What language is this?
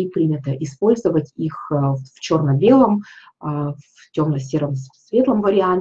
Russian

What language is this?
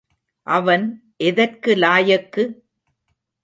Tamil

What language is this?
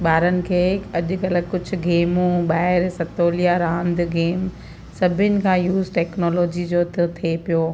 Sindhi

